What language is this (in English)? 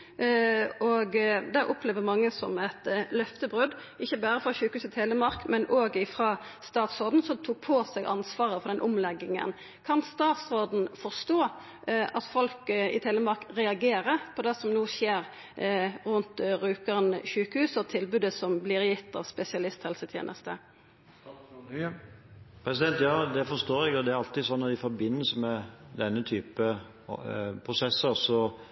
Norwegian